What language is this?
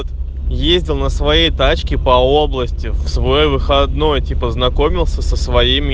Russian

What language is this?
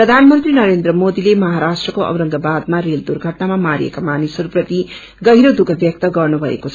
Nepali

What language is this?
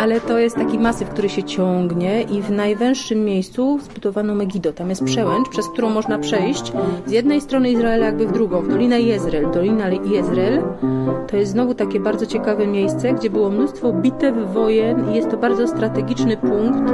Polish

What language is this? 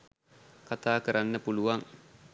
Sinhala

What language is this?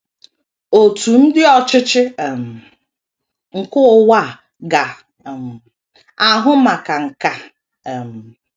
Igbo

